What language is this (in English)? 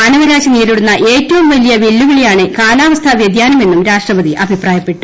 Malayalam